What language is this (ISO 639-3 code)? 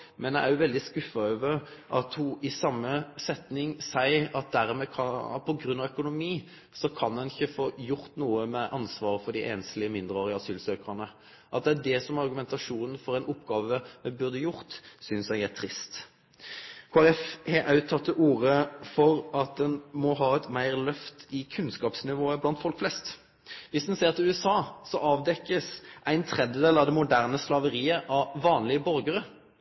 nno